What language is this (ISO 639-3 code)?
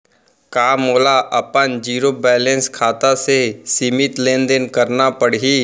hne